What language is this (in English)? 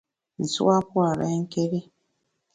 Bamun